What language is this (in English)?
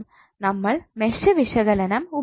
Malayalam